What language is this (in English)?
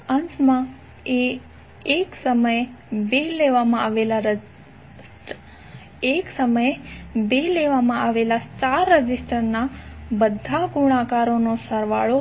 Gujarati